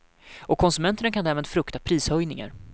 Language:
Swedish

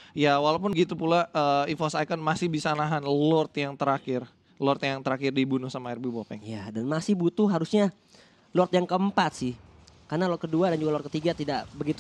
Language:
Indonesian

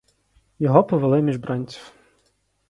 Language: Ukrainian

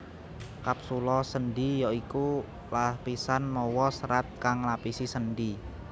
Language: Javanese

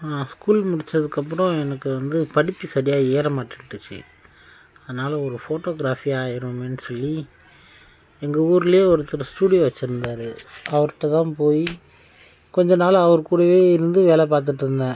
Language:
Tamil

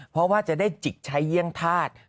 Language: Thai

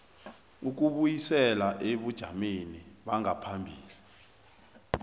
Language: South Ndebele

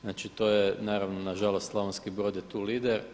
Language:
Croatian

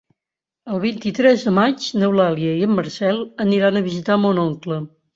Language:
Catalan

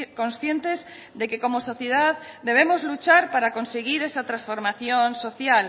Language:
Spanish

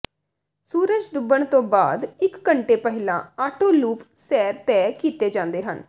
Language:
Punjabi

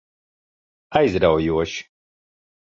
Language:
Latvian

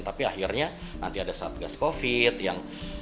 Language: Indonesian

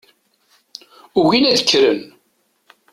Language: Kabyle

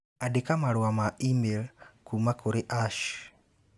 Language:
Kikuyu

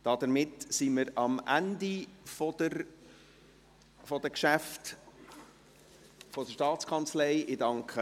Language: Swiss German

